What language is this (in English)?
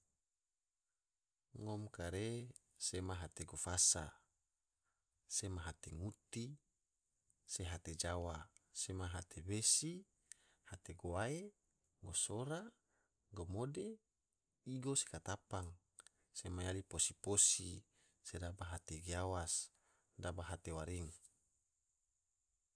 Tidore